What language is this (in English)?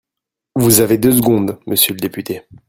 French